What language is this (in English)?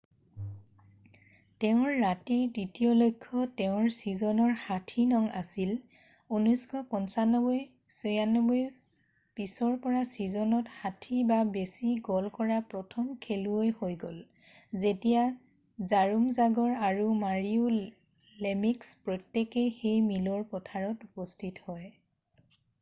Assamese